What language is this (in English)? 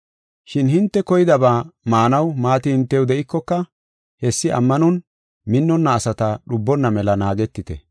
Gofa